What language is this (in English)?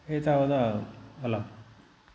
Sanskrit